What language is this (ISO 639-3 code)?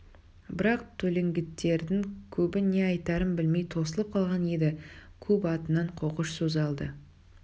kaz